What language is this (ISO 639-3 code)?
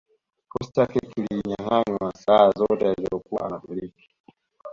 swa